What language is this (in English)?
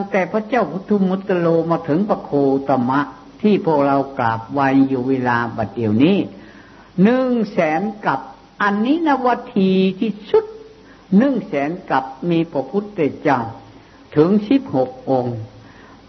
Thai